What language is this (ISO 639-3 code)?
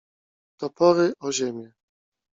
pol